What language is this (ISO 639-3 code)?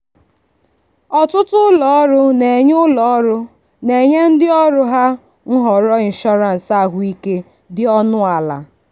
ibo